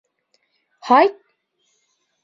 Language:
Bashkir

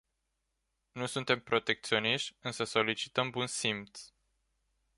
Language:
Romanian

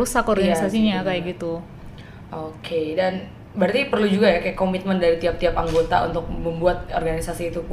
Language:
Indonesian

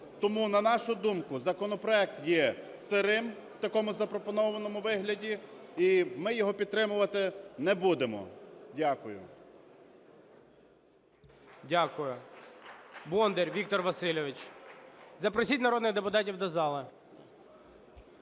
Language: Ukrainian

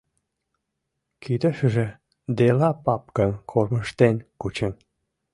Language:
Mari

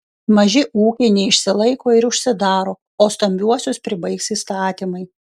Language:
Lithuanian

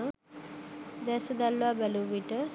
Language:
Sinhala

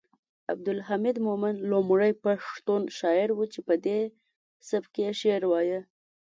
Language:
Pashto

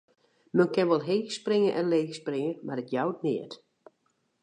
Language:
Western Frisian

